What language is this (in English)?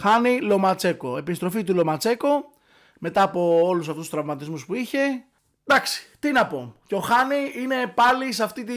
Greek